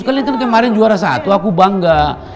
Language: Indonesian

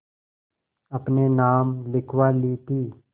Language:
Hindi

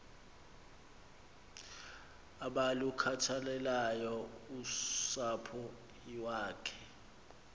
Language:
Xhosa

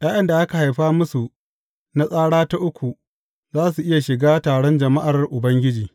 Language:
Hausa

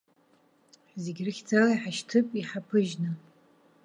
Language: Abkhazian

